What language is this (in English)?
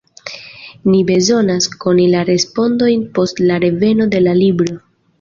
Esperanto